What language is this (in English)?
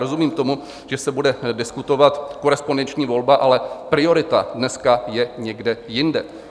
Czech